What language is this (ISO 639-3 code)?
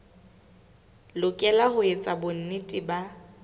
sot